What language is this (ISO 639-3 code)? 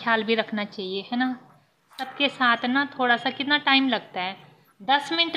hin